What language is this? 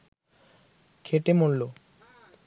Bangla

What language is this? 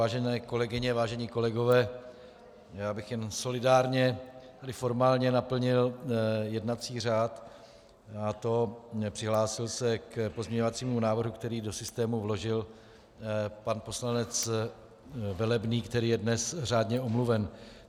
Czech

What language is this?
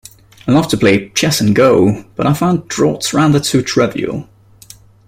English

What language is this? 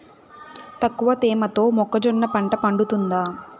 Telugu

